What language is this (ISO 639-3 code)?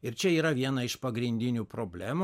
lit